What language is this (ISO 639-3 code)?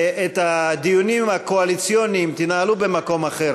heb